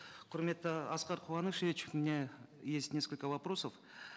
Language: Kazakh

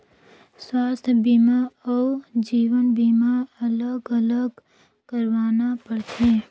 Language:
Chhattisgarhi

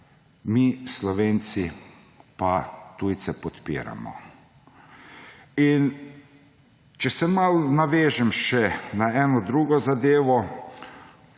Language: Slovenian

